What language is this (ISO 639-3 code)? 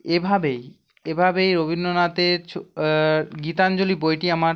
ben